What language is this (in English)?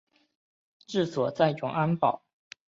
Chinese